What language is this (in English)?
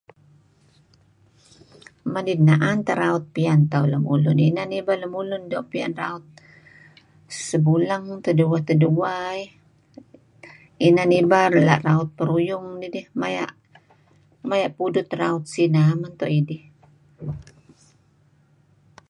Kelabit